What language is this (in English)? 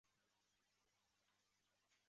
Chinese